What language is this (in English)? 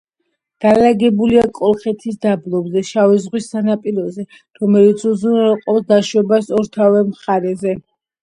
Georgian